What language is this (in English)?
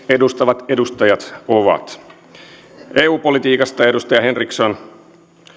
Finnish